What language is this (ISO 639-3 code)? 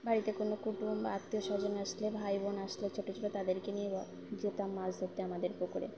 ben